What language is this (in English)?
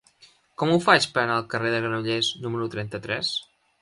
Catalan